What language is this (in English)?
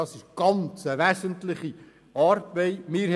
Swiss German